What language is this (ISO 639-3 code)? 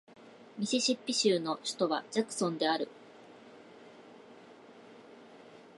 jpn